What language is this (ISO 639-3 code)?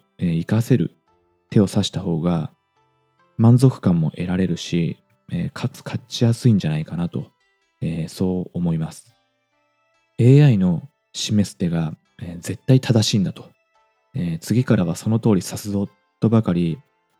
jpn